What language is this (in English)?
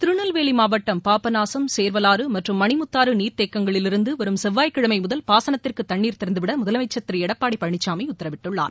Tamil